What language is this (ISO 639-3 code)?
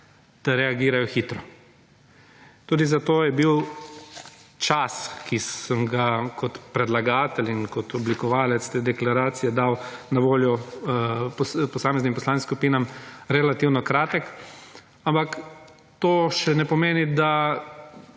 slv